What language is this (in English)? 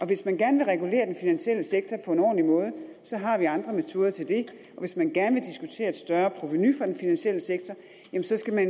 Danish